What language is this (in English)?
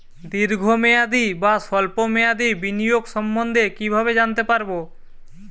Bangla